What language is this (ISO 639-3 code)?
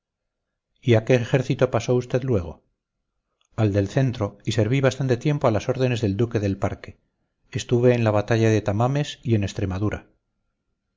spa